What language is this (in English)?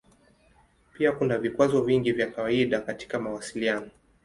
Swahili